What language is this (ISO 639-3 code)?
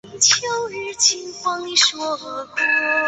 zho